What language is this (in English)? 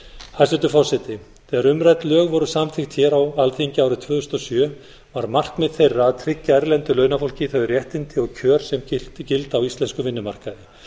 Icelandic